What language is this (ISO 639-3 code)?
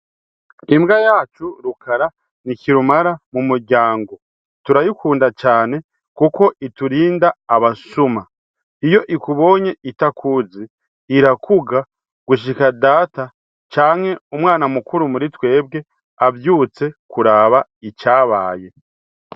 run